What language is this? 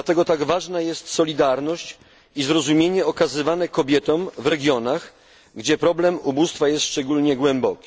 Polish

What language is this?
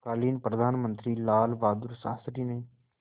Hindi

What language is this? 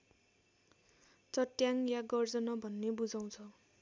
Nepali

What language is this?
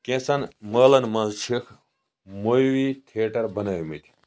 Kashmiri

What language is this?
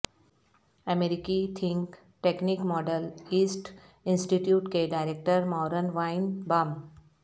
Urdu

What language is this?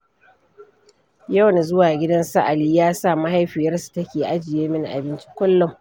Hausa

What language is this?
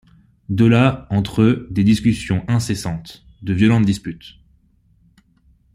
French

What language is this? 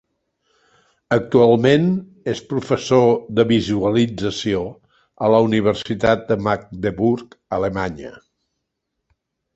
Catalan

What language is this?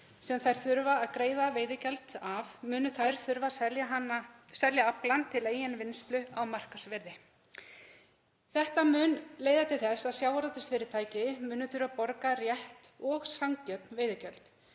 Icelandic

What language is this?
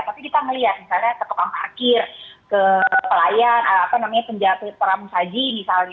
Indonesian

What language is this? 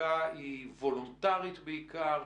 Hebrew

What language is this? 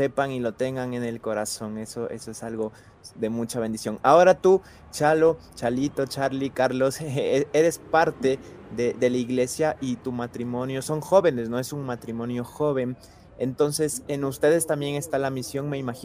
Spanish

